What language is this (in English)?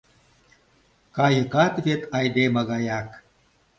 Mari